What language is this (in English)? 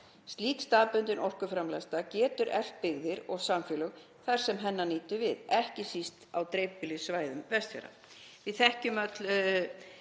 Icelandic